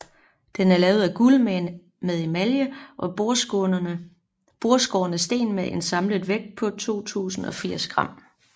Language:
Danish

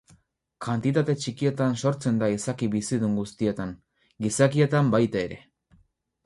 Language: Basque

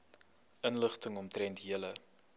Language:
Afrikaans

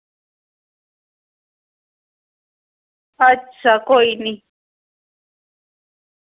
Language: Dogri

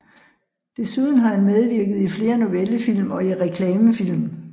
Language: Danish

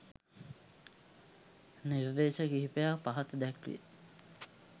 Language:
Sinhala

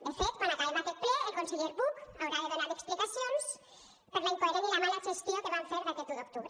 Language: Catalan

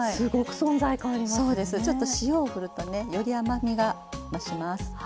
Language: Japanese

